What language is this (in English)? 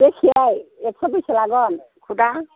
Bodo